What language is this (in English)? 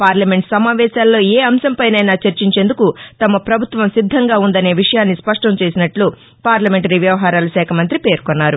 Telugu